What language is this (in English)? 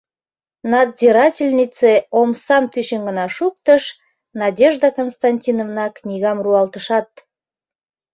Mari